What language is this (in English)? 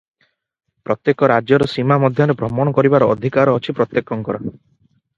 Odia